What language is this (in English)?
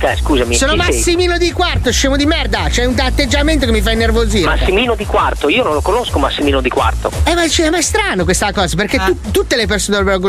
Italian